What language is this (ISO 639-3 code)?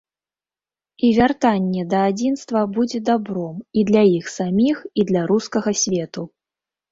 bel